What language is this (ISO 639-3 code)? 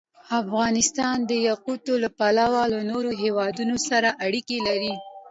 pus